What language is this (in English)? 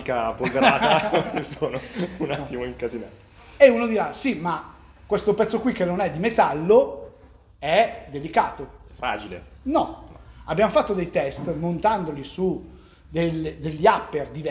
Italian